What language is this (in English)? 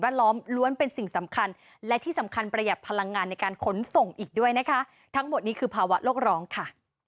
Thai